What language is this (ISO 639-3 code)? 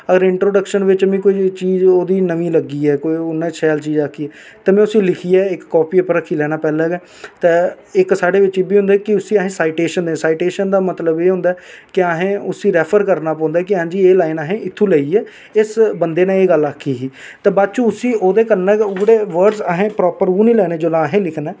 doi